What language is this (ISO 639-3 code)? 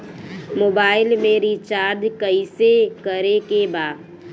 bho